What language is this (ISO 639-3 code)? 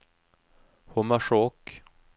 nor